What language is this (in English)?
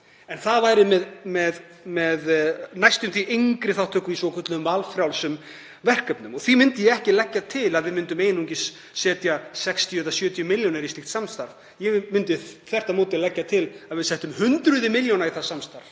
Icelandic